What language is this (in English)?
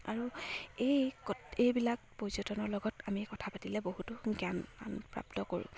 Assamese